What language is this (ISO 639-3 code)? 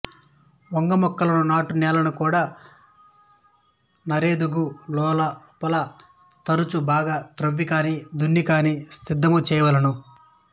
tel